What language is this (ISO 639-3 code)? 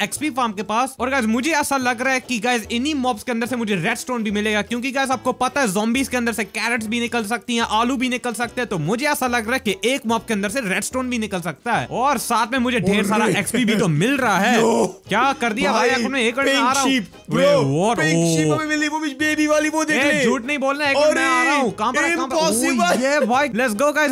hin